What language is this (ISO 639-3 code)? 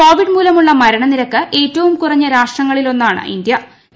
mal